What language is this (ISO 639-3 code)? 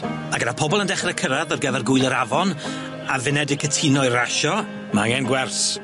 cym